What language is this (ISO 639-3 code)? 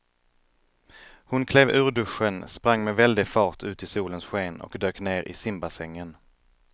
swe